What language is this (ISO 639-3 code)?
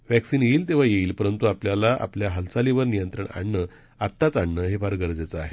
mar